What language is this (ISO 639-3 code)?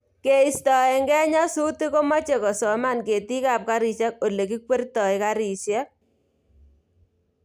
kln